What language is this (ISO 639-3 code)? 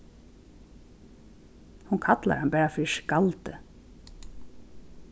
fao